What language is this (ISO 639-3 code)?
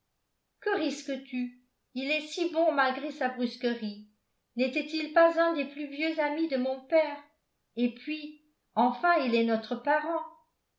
fra